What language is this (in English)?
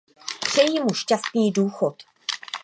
Czech